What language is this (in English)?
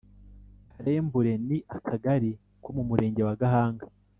Kinyarwanda